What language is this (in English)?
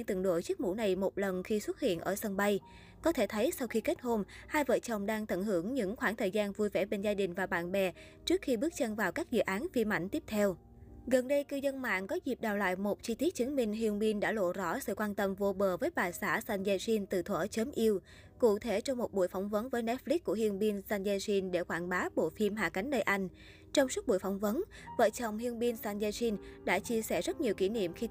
Vietnamese